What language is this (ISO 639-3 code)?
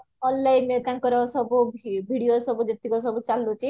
ori